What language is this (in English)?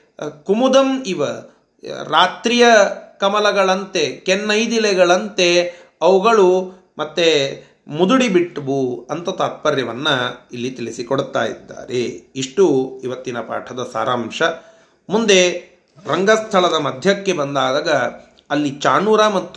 Kannada